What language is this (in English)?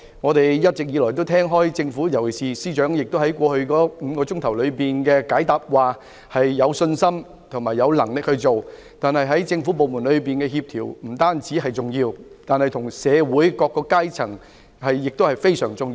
Cantonese